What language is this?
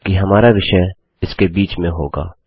Hindi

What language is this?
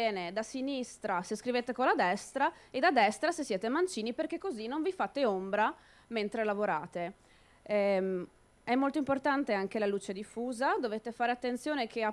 Italian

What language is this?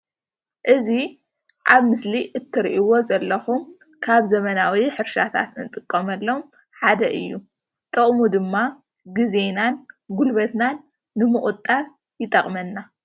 Tigrinya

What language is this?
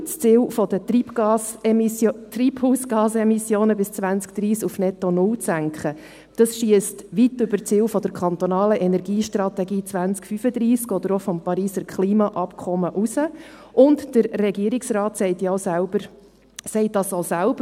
Swiss German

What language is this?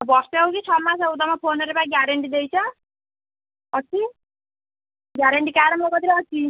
Odia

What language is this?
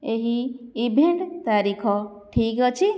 Odia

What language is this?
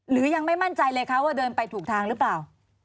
Thai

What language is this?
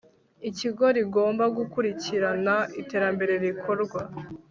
Kinyarwanda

